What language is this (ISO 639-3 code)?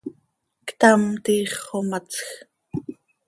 sei